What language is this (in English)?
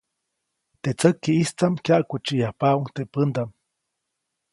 Copainalá Zoque